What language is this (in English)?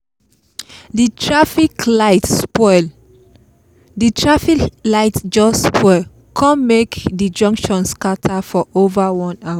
Nigerian Pidgin